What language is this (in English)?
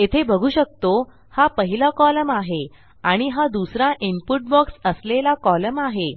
Marathi